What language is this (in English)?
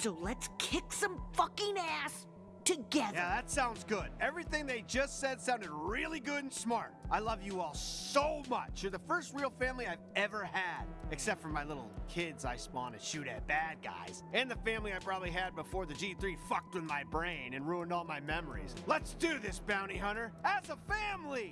Italian